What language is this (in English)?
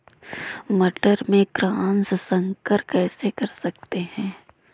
Hindi